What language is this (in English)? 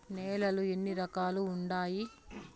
Telugu